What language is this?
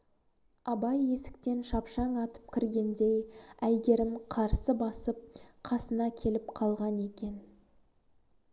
Kazakh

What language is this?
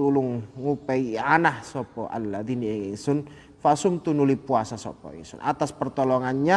Indonesian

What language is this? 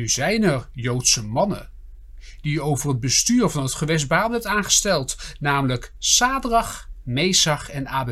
Dutch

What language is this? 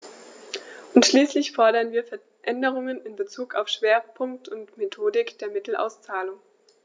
German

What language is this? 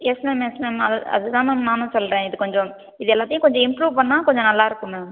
Tamil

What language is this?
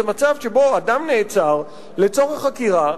Hebrew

